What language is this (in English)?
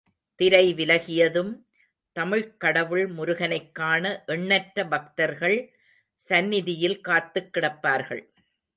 Tamil